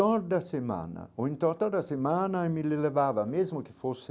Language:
Portuguese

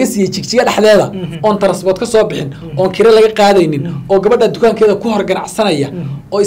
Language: Arabic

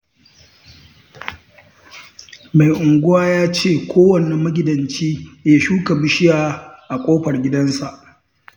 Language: Hausa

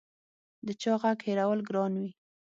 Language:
Pashto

